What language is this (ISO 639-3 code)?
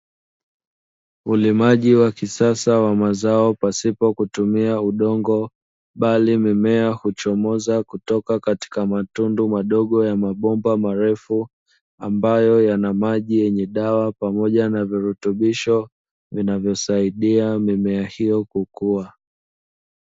swa